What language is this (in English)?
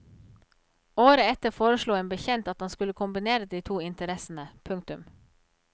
Norwegian